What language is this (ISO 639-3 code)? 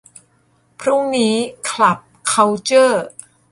tha